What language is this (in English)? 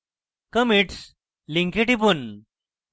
Bangla